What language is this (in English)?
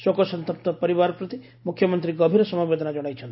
Odia